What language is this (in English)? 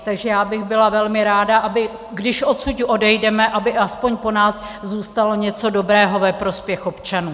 Czech